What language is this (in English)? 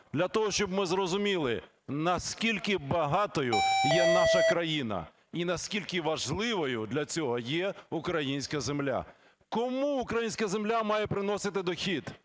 Ukrainian